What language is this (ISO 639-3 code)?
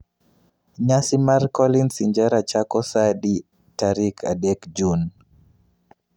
luo